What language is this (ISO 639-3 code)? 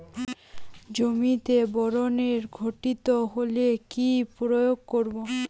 ben